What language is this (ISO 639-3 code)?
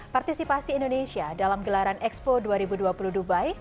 ind